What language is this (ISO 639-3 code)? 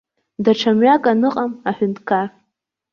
abk